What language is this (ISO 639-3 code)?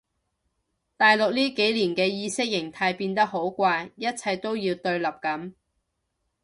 yue